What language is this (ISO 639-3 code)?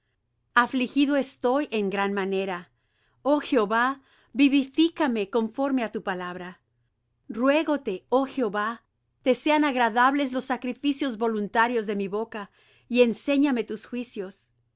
spa